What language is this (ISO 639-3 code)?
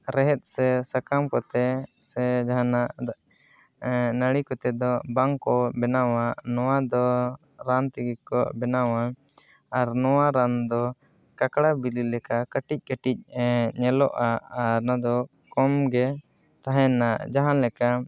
sat